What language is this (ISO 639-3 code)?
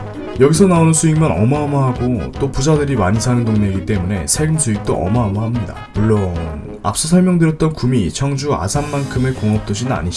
kor